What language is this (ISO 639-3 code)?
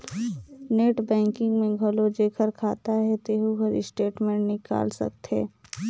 hne